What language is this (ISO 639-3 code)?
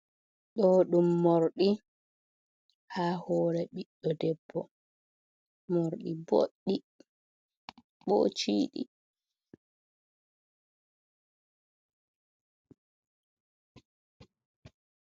ful